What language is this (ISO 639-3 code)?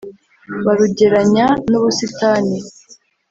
kin